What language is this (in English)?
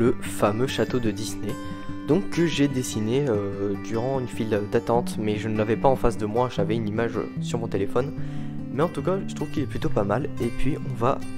French